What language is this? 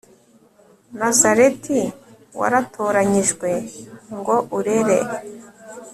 Kinyarwanda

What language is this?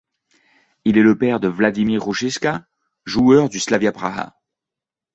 French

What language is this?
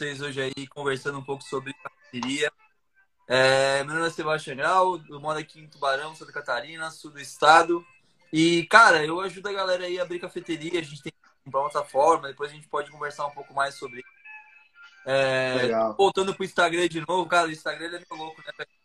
Portuguese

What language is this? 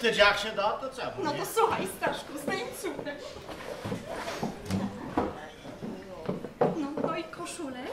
Polish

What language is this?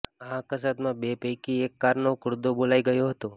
Gujarati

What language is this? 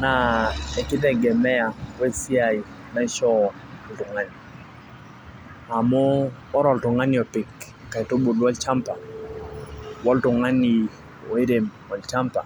Masai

